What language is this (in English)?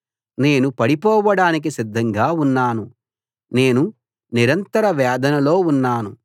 Telugu